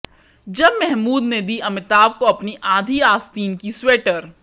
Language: Hindi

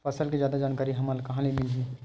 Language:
Chhattisgarhi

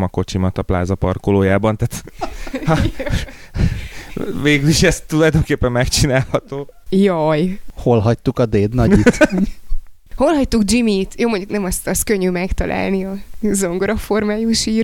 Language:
Hungarian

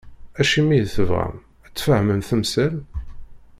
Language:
Kabyle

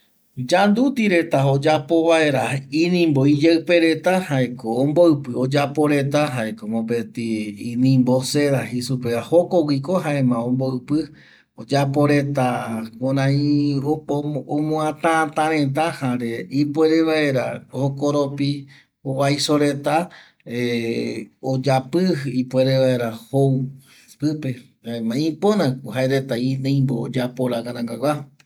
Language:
Eastern Bolivian Guaraní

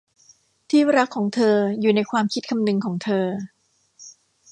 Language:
Thai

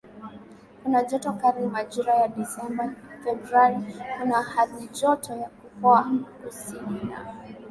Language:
Swahili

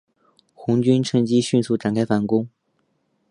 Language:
Chinese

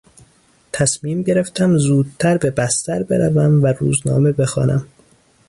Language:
Persian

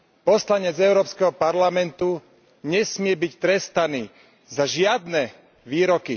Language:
Slovak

